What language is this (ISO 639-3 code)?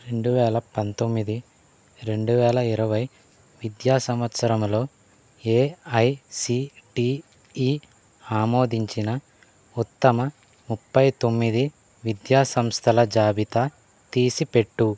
tel